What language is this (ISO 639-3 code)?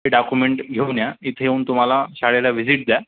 mar